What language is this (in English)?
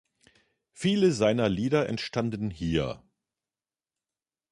German